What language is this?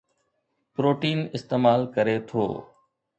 Sindhi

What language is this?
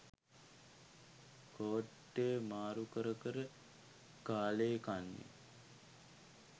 Sinhala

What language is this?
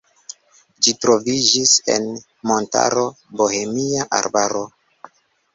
Esperanto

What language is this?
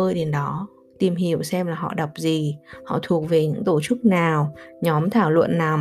Vietnamese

